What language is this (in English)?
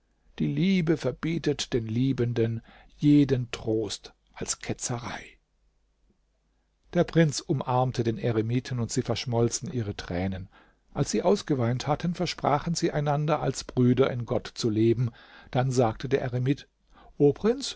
German